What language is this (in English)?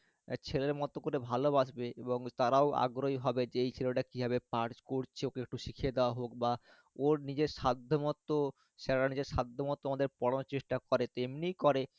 Bangla